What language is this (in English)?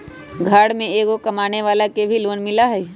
Magahi